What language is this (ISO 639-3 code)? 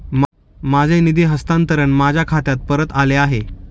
mar